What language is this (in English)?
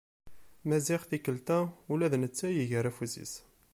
Kabyle